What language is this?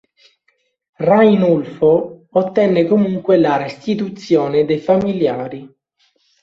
Italian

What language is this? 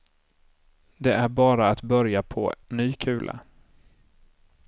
Swedish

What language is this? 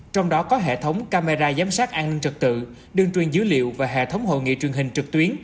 Vietnamese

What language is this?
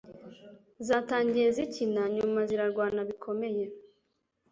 Kinyarwanda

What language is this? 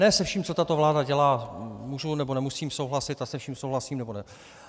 Czech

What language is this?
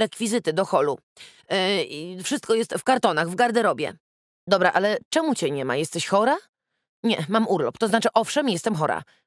Polish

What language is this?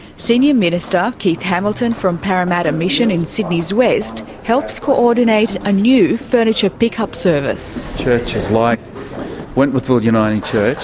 English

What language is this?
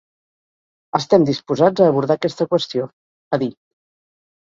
Catalan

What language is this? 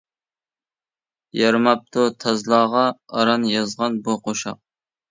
Uyghur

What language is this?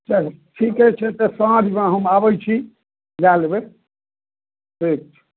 Maithili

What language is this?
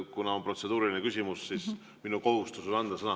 Estonian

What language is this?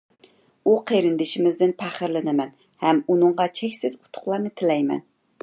Uyghur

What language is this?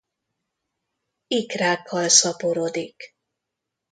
Hungarian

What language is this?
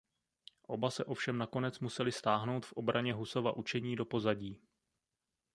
Czech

